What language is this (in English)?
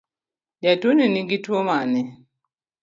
Luo (Kenya and Tanzania)